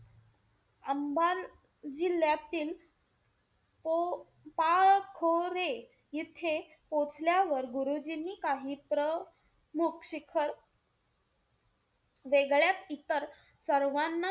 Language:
Marathi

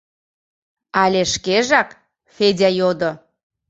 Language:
Mari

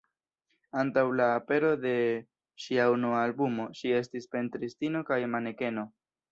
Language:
Esperanto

